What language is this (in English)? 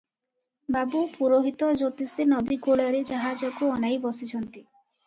Odia